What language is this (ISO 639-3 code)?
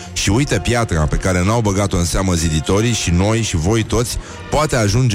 ron